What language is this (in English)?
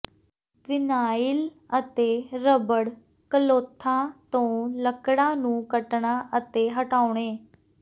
Punjabi